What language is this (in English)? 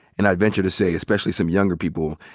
English